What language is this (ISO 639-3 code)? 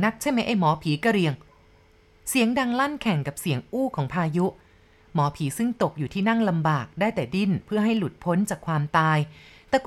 tha